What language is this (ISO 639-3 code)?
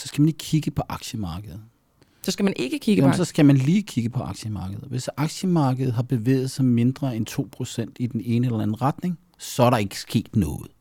dan